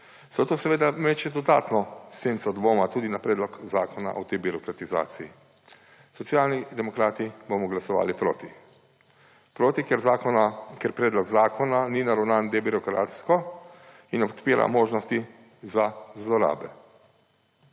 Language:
Slovenian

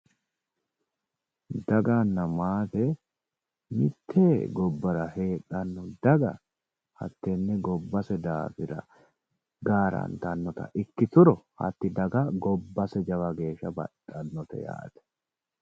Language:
Sidamo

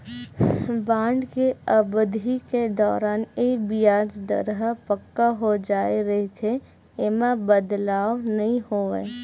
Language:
Chhattisgarhi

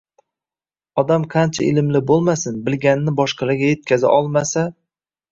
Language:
Uzbek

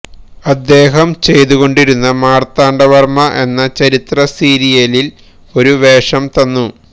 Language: Malayalam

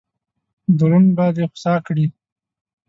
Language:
Pashto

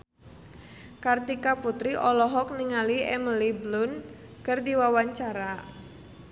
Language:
Sundanese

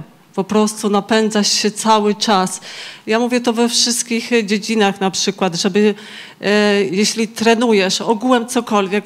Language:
Polish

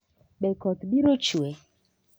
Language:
Luo (Kenya and Tanzania)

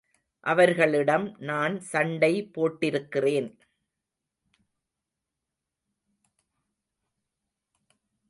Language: Tamil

